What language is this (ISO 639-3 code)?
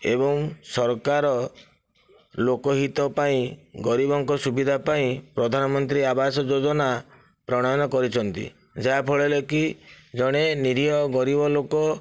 ori